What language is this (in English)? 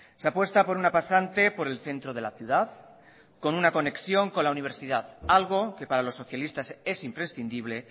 Spanish